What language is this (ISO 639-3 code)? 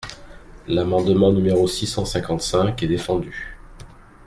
fra